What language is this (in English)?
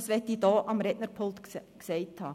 Swiss German